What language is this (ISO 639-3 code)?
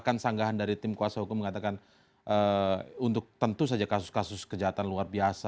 ind